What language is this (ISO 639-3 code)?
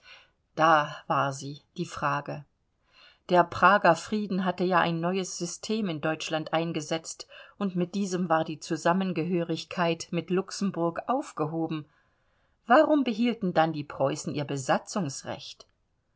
deu